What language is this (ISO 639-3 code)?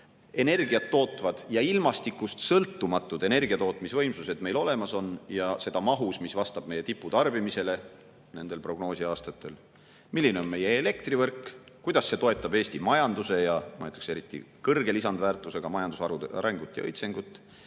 est